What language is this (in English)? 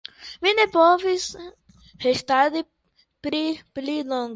Esperanto